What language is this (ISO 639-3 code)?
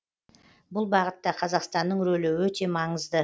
kaz